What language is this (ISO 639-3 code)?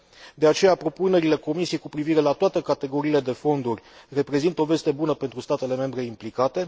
ron